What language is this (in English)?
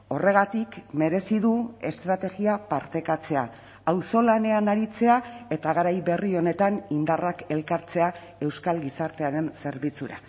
Basque